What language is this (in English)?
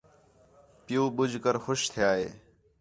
Khetrani